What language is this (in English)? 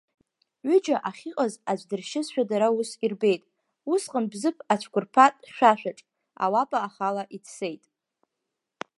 Abkhazian